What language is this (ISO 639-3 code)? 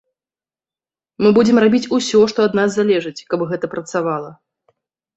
bel